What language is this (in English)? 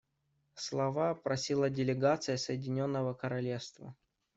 Russian